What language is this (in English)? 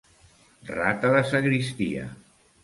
Catalan